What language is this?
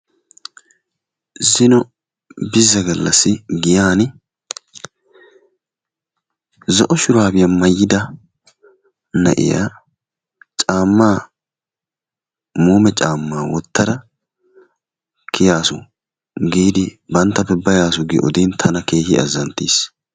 Wolaytta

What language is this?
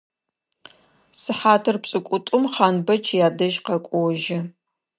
Adyghe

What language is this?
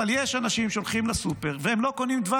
Hebrew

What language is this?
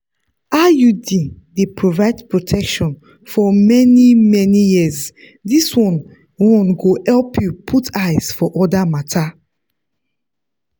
Nigerian Pidgin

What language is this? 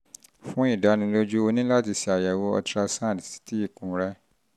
Yoruba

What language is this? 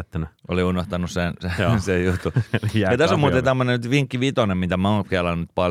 Finnish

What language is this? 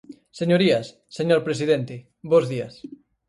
Galician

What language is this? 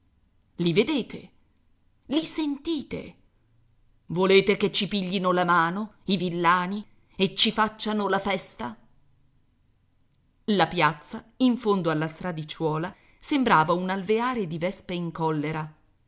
Italian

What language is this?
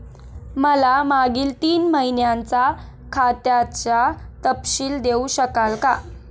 Marathi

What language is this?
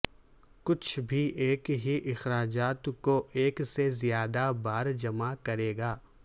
Urdu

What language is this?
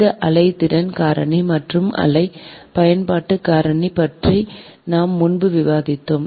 Tamil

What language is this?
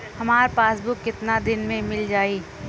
Bhojpuri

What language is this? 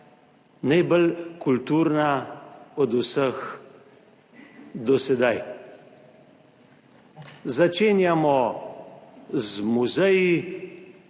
Slovenian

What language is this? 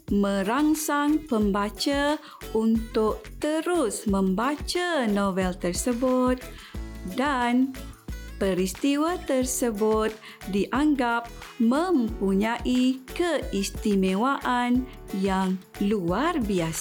Malay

